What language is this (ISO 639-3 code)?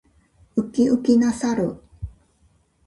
jpn